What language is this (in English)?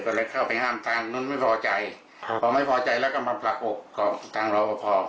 Thai